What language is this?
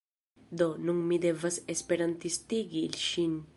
Esperanto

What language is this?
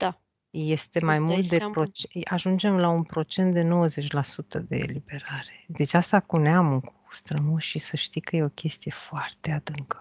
Romanian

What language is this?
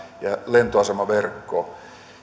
Finnish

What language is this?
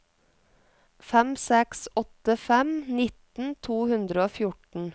Norwegian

